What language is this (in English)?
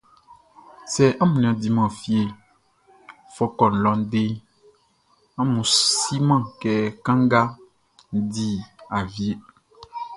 Baoulé